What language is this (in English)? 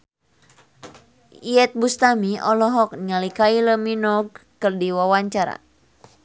Sundanese